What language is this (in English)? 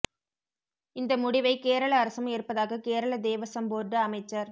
Tamil